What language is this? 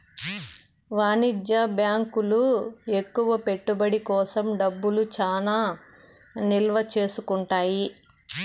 Telugu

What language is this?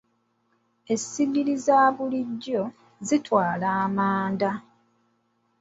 Ganda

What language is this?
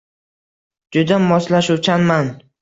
Uzbek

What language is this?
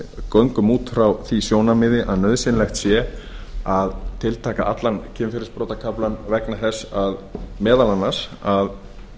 Icelandic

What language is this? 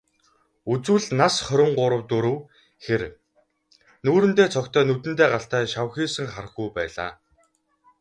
Mongolian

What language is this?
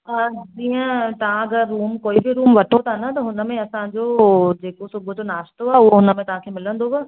Sindhi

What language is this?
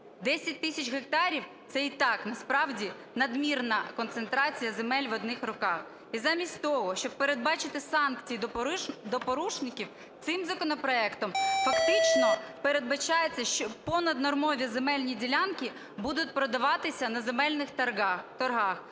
Ukrainian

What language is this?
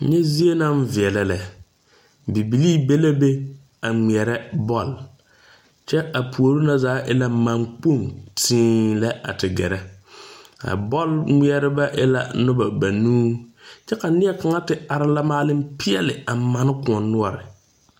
Southern Dagaare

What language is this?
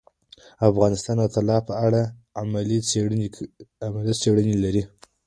Pashto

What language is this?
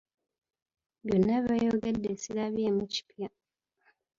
Ganda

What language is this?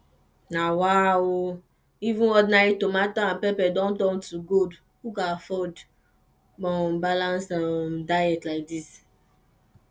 Nigerian Pidgin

